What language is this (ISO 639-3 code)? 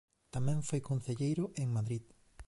glg